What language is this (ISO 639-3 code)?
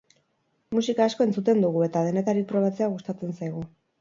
eus